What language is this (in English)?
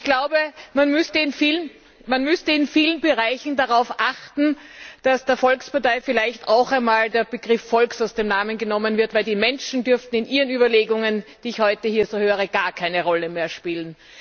German